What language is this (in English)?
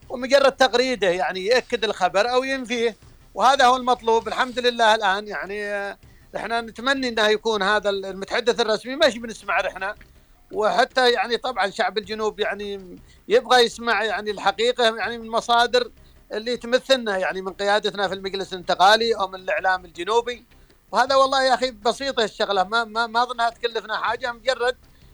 Arabic